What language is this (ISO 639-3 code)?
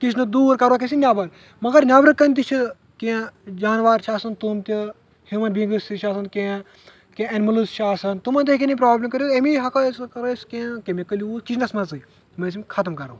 kas